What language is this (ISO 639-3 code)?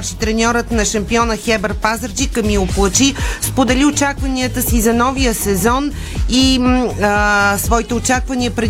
bul